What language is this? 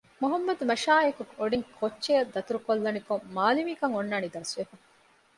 Divehi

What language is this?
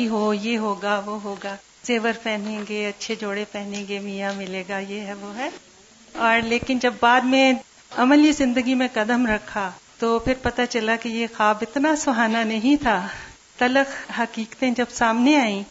Urdu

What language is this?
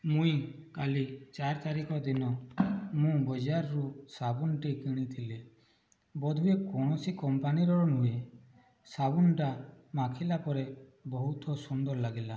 Odia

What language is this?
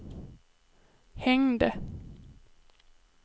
Swedish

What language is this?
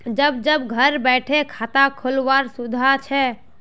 Magahi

